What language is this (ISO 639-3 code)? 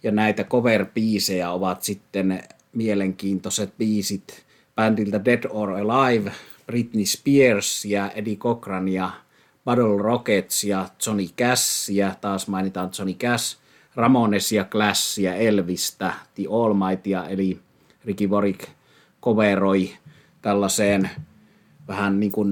fin